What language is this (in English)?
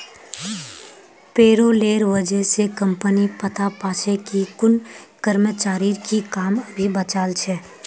Magahi